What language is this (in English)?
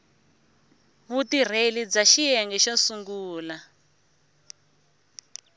Tsonga